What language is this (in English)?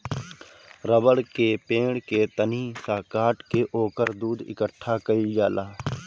Bhojpuri